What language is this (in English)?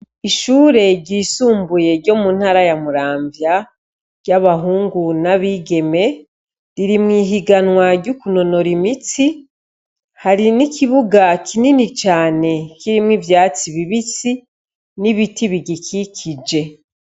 Rundi